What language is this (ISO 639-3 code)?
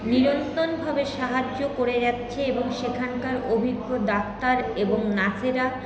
ben